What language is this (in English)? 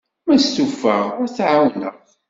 Kabyle